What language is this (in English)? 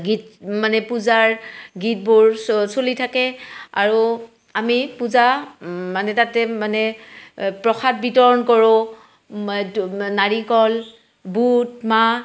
Assamese